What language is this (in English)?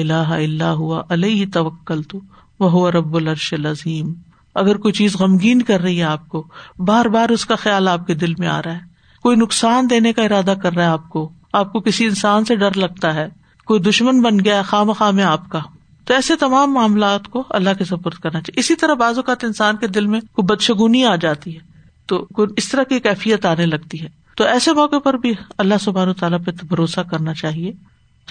Urdu